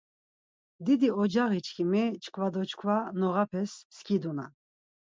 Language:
Laz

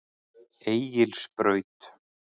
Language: Icelandic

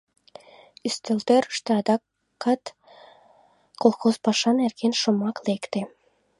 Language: Mari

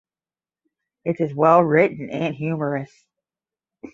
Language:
English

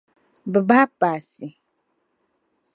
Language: Dagbani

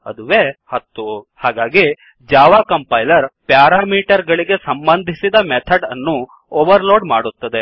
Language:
Kannada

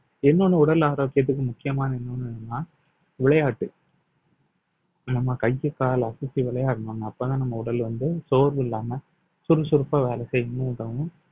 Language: Tamil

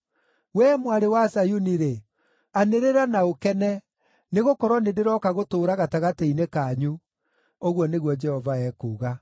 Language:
Kikuyu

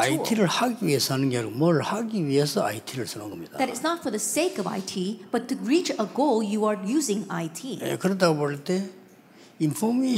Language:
Korean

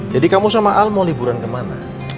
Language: Indonesian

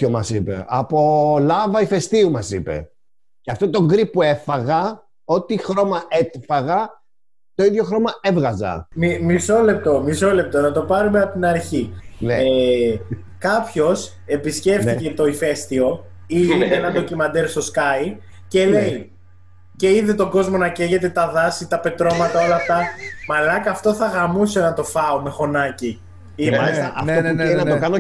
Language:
Greek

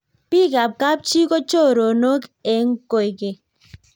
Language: Kalenjin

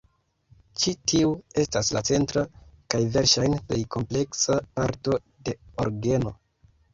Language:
Esperanto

